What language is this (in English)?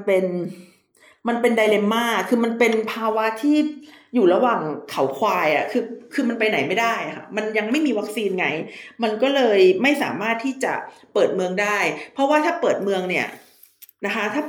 Thai